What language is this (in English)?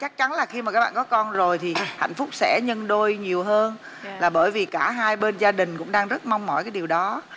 Vietnamese